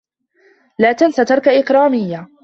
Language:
Arabic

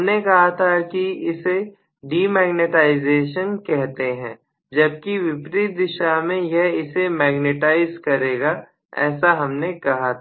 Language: Hindi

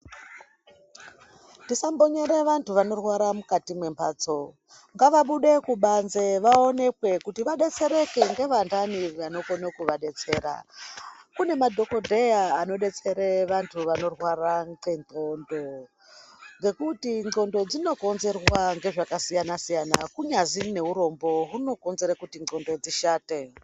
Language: Ndau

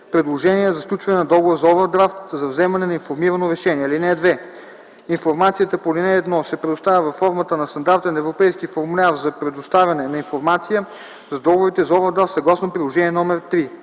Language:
Bulgarian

